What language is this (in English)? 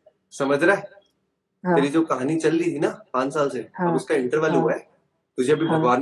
Hindi